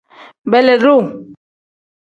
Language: Tem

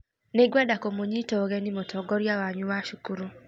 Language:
Kikuyu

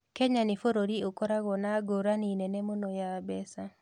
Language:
Kikuyu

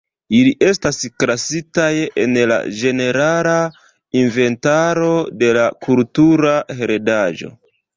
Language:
Esperanto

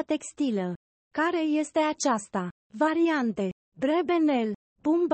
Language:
Romanian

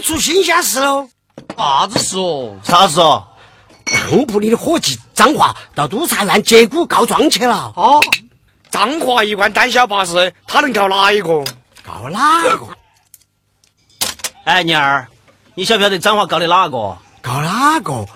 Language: Chinese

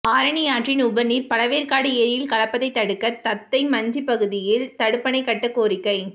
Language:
Tamil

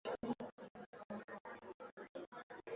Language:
Swahili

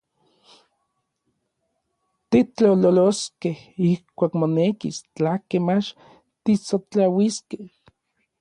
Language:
Orizaba Nahuatl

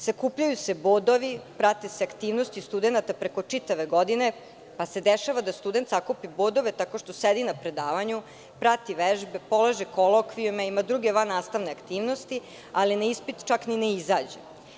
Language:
Serbian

